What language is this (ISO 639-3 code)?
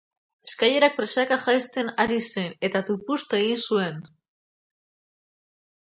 eus